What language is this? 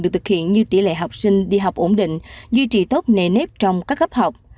Vietnamese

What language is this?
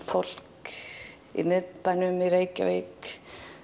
Icelandic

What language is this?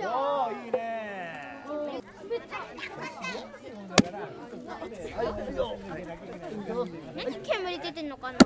Japanese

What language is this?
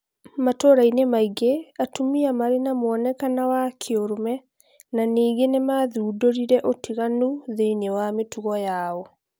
Kikuyu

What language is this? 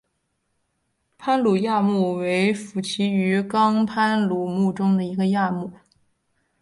Chinese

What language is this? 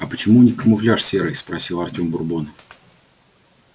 Russian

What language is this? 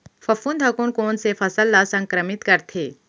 Chhattisgarhi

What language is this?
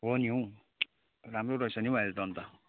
Nepali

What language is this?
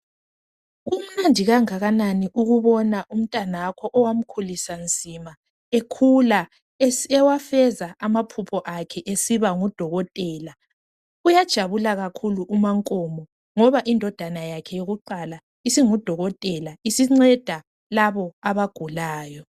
North Ndebele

